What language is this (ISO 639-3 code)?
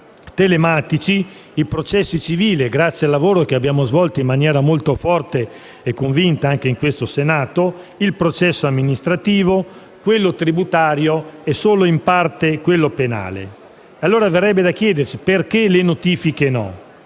ita